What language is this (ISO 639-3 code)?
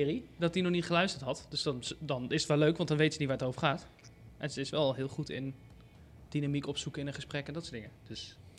nld